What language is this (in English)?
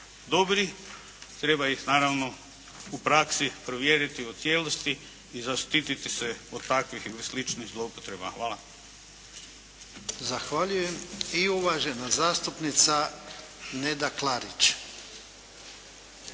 Croatian